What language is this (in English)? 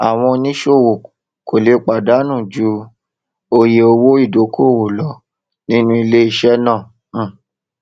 Yoruba